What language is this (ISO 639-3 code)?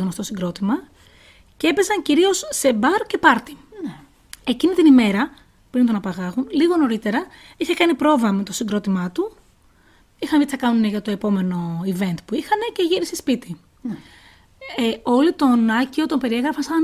ell